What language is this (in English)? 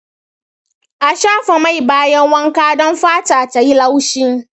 Hausa